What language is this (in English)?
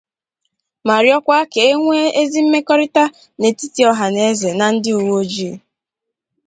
Igbo